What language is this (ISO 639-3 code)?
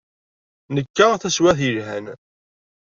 kab